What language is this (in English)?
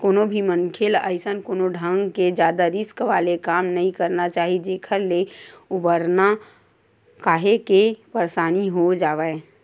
Chhattisgarhi